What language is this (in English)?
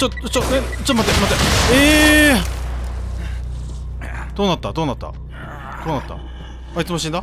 Japanese